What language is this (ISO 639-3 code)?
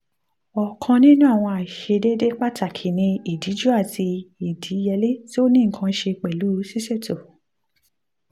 yor